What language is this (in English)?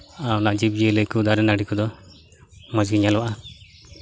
Santali